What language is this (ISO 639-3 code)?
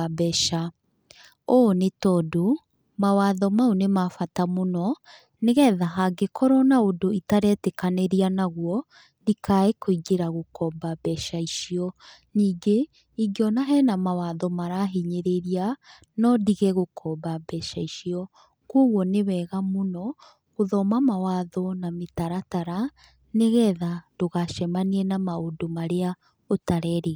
kik